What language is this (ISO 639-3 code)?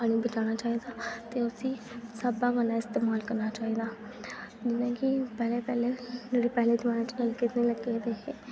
doi